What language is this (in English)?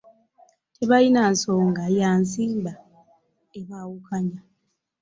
Ganda